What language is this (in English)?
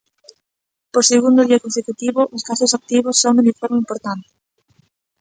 Galician